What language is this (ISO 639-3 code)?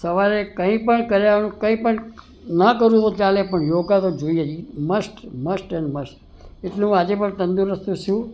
guj